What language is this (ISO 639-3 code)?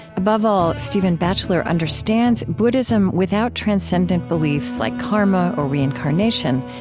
eng